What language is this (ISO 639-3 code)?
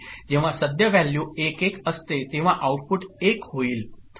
mar